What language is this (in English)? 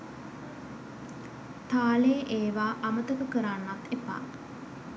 Sinhala